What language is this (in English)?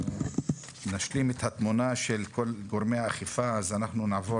Hebrew